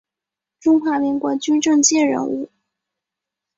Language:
Chinese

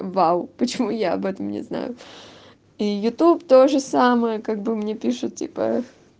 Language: Russian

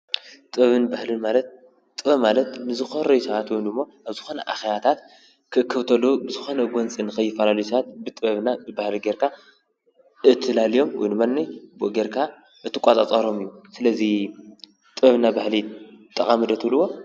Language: Tigrinya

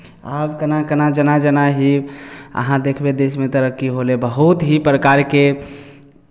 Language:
Maithili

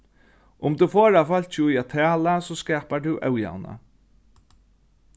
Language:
Faroese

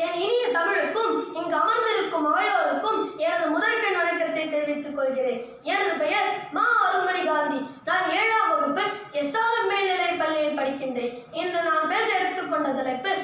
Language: Turkish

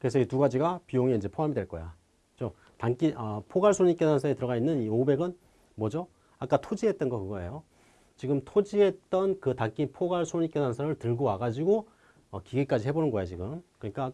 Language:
Korean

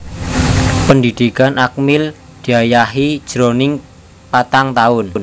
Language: Javanese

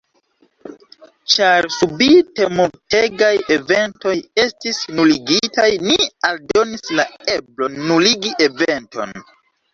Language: Esperanto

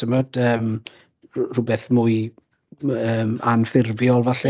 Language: Welsh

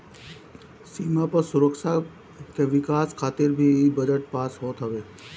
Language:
Bhojpuri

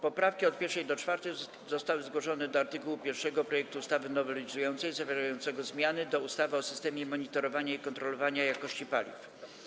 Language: Polish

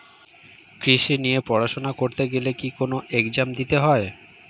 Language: Bangla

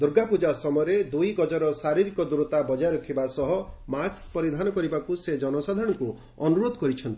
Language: Odia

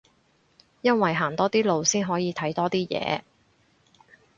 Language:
Cantonese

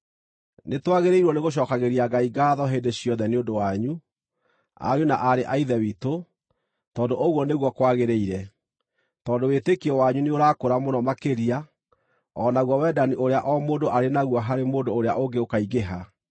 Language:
Kikuyu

